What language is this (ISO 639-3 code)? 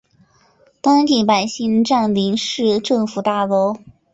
zho